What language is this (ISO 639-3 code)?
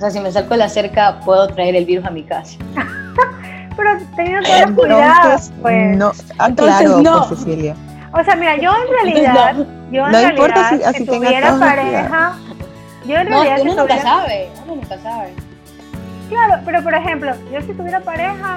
spa